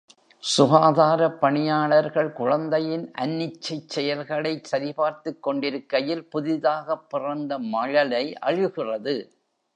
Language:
Tamil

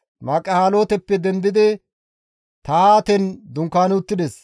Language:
Gamo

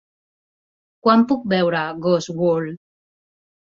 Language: Catalan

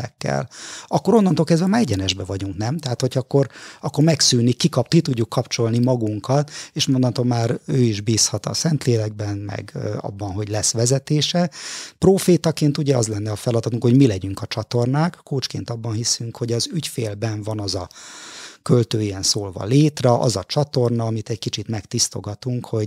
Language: Hungarian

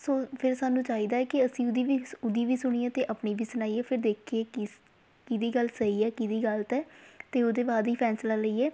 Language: Punjabi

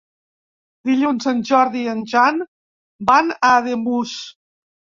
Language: Catalan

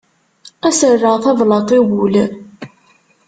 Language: Kabyle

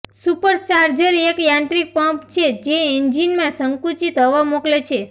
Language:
Gujarati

